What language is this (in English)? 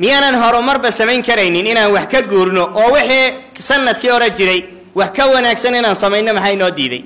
Arabic